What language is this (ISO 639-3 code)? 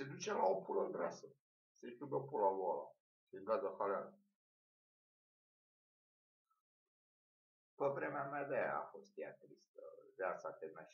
ron